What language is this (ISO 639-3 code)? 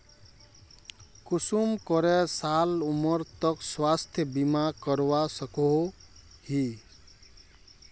mag